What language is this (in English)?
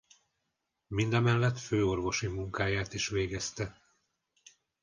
Hungarian